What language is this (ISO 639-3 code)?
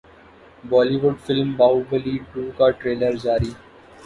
urd